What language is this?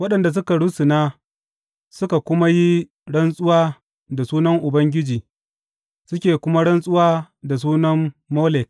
Hausa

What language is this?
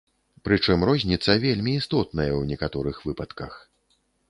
Belarusian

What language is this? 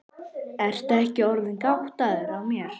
Icelandic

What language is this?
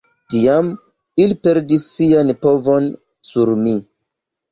Esperanto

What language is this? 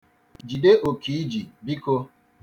Igbo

